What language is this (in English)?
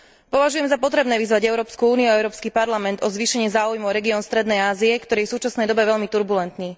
Slovak